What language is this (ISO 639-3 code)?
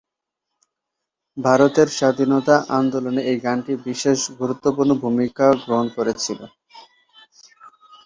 ben